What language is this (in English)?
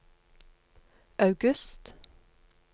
Norwegian